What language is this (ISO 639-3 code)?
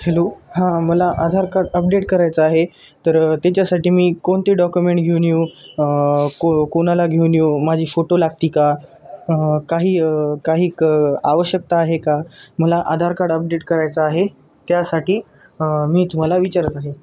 mar